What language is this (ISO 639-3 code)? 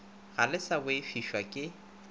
nso